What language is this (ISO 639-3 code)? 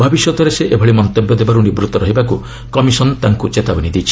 ori